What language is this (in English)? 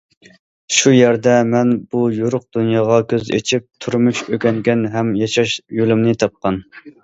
Uyghur